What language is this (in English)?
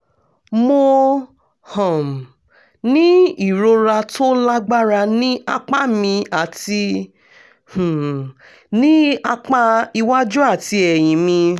Yoruba